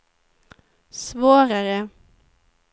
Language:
Swedish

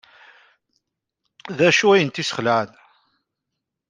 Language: Kabyle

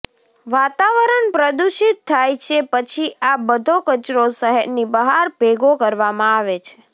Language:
Gujarati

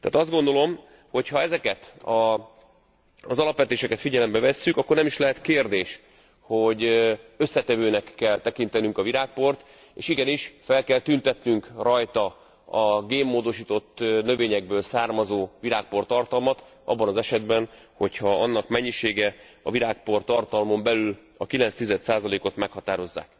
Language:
Hungarian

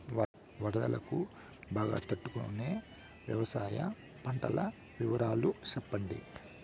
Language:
Telugu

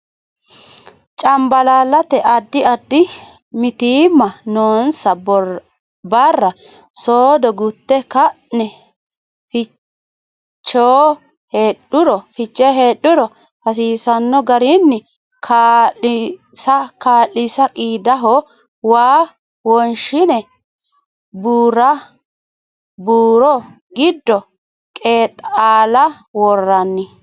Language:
Sidamo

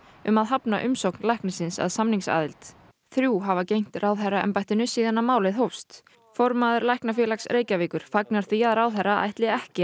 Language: Icelandic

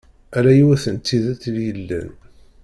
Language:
Kabyle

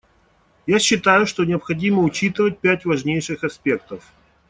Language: Russian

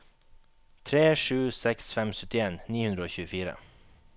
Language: Norwegian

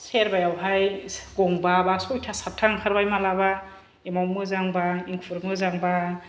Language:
Bodo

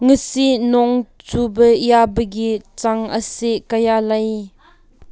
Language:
Manipuri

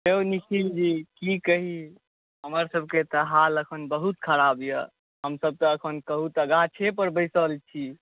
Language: Maithili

